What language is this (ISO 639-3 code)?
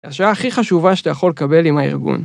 heb